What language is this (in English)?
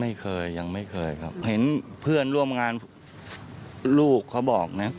Thai